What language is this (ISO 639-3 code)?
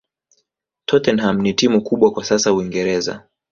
swa